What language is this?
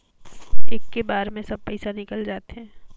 Chhattisgarhi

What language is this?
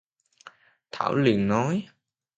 Vietnamese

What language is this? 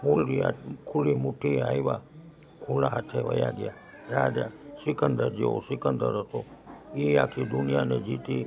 Gujarati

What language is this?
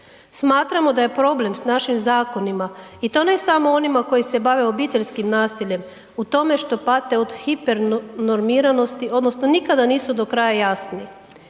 Croatian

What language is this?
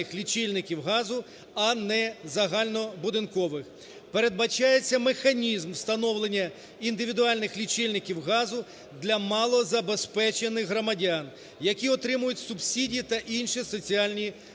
Ukrainian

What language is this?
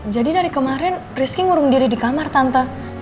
Indonesian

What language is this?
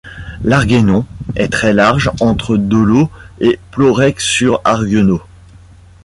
French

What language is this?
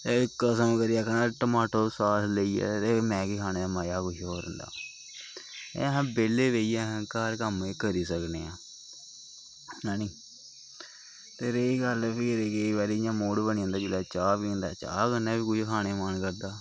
Dogri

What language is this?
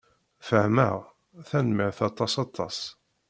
Kabyle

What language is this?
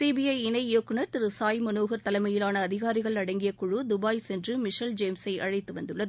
Tamil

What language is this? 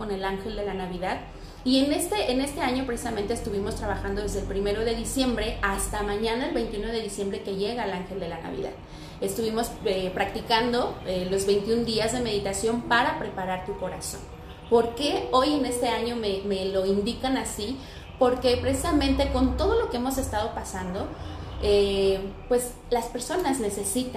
Spanish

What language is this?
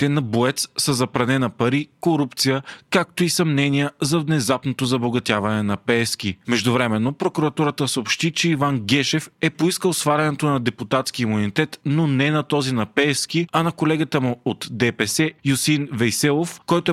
Bulgarian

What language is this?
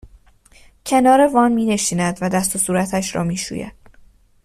Persian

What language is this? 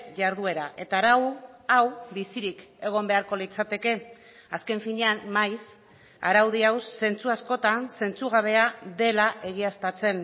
Basque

